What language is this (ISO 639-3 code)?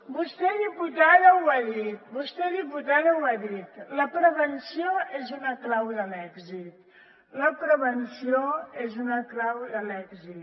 cat